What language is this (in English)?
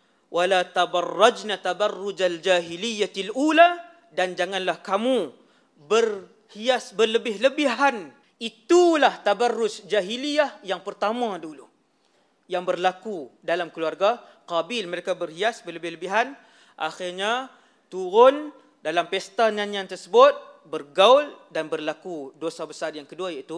Malay